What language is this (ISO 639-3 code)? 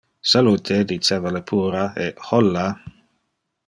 ina